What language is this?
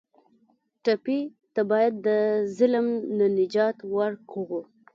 Pashto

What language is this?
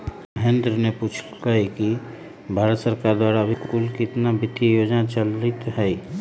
Magahi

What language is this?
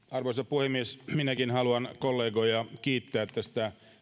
Finnish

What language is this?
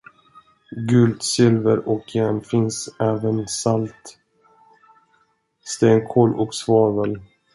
Swedish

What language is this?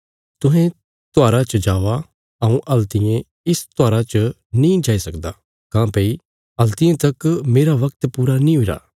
Bilaspuri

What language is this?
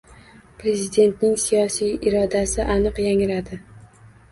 Uzbek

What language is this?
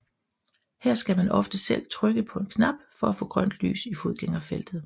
Danish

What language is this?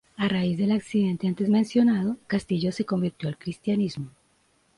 Spanish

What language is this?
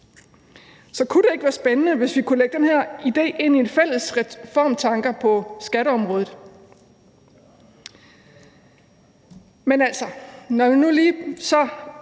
Danish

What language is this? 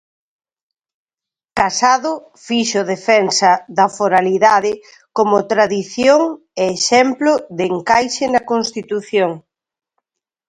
Galician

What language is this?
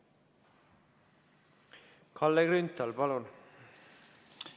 Estonian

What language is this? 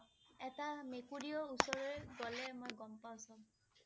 Assamese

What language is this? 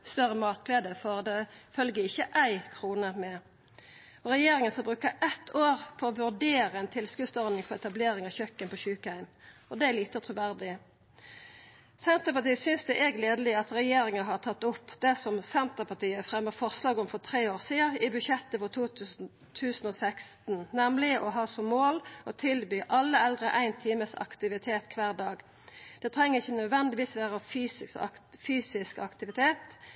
Norwegian Nynorsk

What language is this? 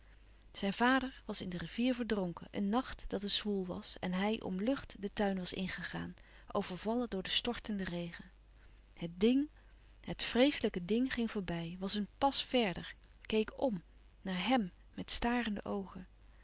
Dutch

